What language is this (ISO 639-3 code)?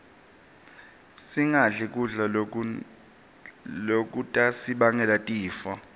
ssw